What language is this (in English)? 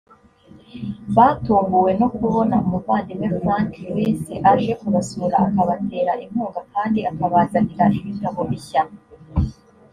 Kinyarwanda